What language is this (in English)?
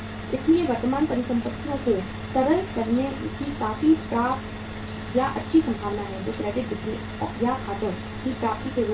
Hindi